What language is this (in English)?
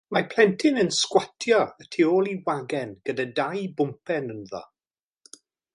Welsh